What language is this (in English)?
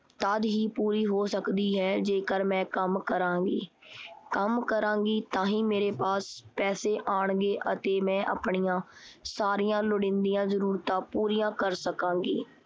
Punjabi